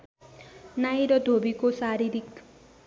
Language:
Nepali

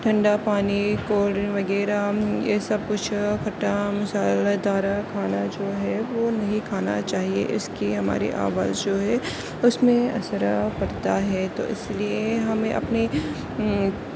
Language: Urdu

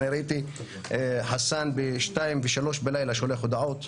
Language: Hebrew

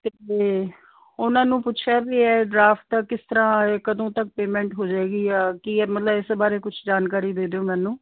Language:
Punjabi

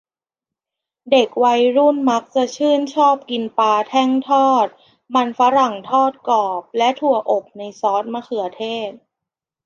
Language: Thai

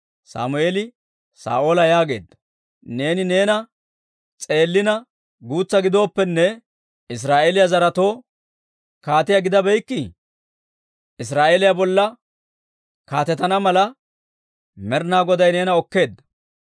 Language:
Dawro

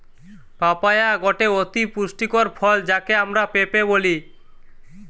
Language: Bangla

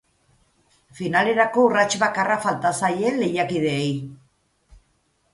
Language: Basque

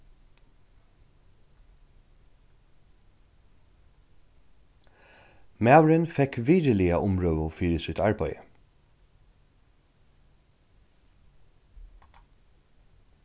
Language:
Faroese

